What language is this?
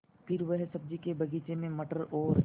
Hindi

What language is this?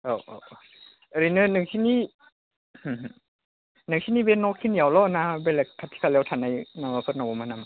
Bodo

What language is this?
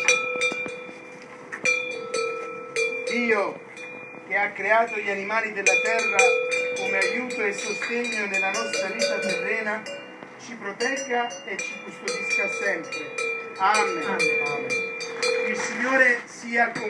Italian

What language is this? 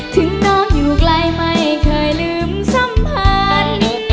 Thai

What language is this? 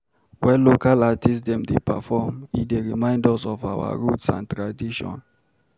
Nigerian Pidgin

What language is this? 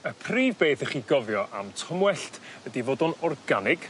Welsh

